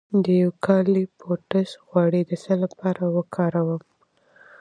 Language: Pashto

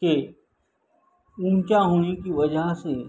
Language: Urdu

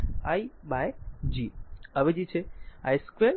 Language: Gujarati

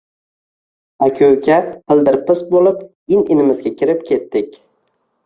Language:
Uzbek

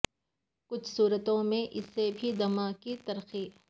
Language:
Urdu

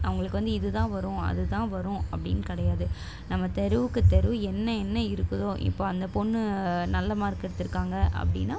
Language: Tamil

